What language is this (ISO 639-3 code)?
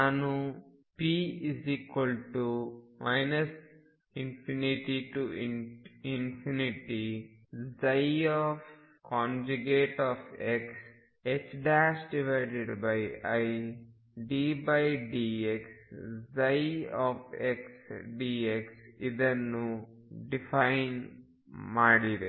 kan